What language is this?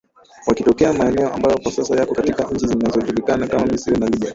Swahili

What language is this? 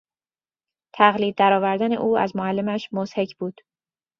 Persian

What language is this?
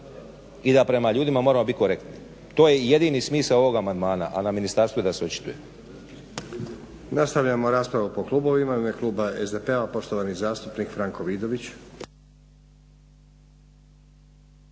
Croatian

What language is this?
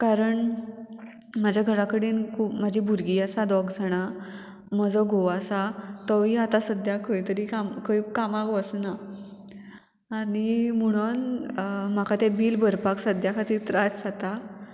Konkani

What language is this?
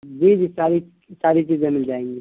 Urdu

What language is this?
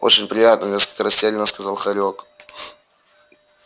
Russian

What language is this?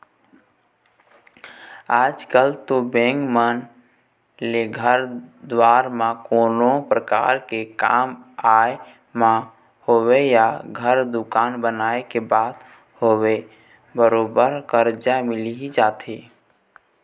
Chhattisgarhi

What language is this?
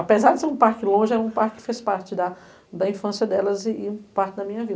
Portuguese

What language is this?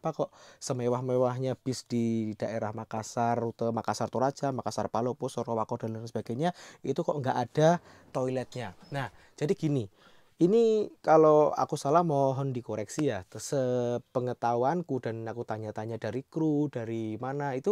Indonesian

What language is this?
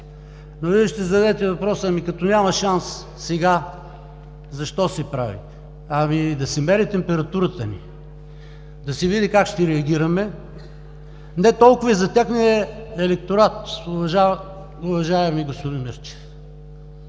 Bulgarian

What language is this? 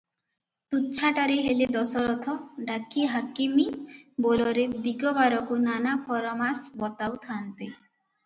Odia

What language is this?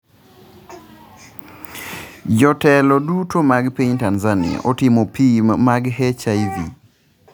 Luo (Kenya and Tanzania)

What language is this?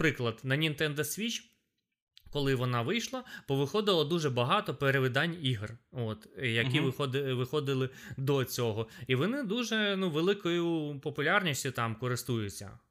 Ukrainian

